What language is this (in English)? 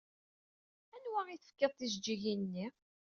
Kabyle